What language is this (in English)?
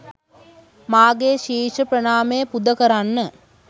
Sinhala